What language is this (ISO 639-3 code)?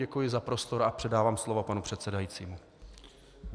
ces